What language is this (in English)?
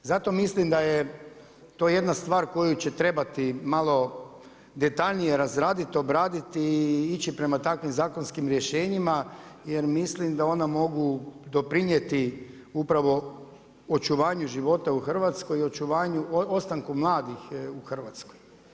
Croatian